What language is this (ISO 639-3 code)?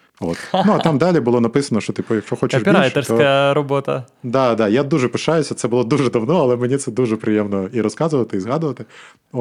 ukr